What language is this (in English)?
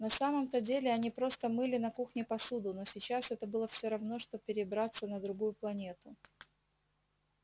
Russian